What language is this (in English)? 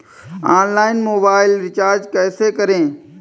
Hindi